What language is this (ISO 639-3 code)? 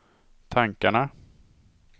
swe